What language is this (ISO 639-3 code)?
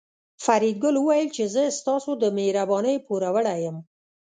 pus